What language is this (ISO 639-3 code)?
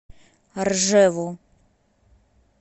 rus